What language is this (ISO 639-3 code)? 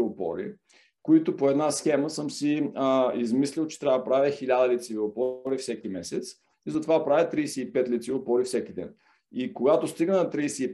bul